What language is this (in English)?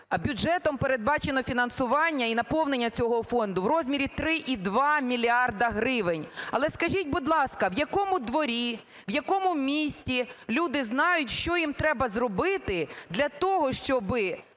Ukrainian